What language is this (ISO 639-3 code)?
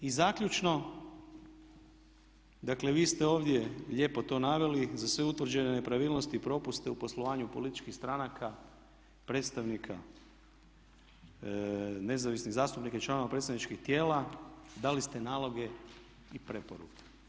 hrv